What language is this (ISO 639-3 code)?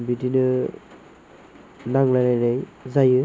brx